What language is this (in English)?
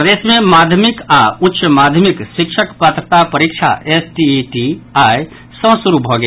Maithili